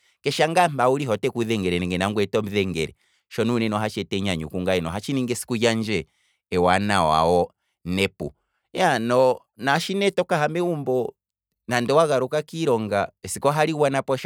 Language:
Kwambi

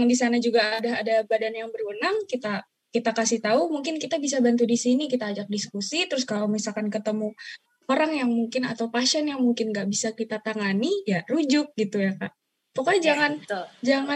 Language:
Indonesian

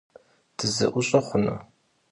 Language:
Kabardian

